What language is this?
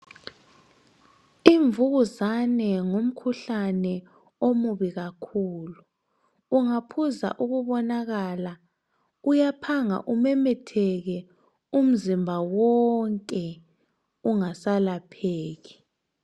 North Ndebele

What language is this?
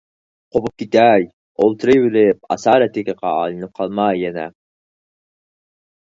Uyghur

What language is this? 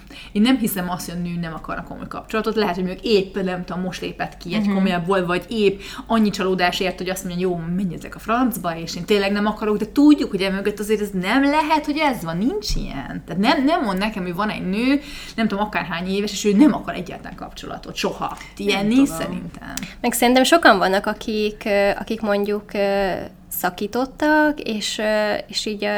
Hungarian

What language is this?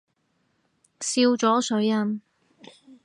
Cantonese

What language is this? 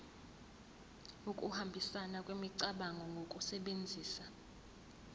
Zulu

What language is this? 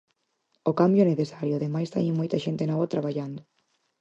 Galician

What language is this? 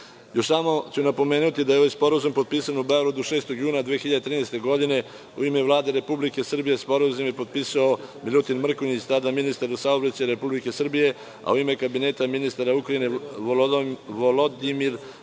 Serbian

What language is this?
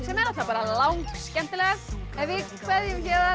Icelandic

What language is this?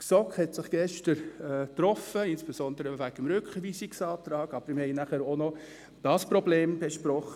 Swiss German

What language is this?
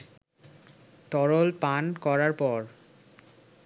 Bangla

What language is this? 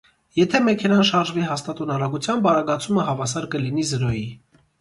Armenian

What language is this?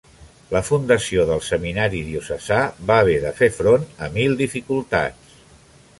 Catalan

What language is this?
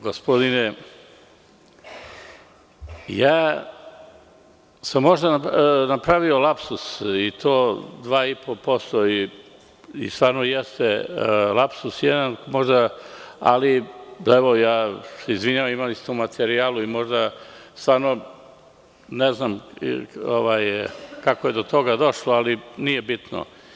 Serbian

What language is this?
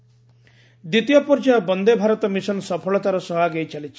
Odia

